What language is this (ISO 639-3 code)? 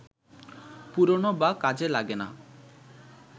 ben